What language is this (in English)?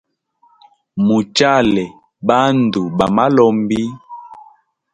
Hemba